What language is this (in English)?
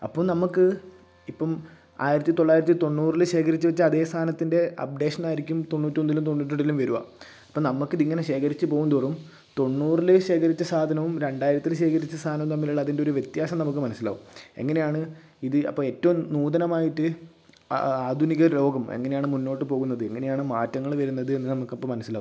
Malayalam